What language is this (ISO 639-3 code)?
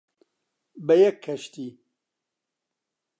ckb